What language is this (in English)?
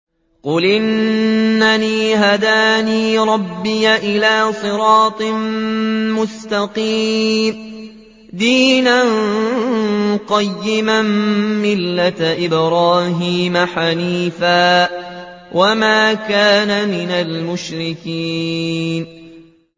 Arabic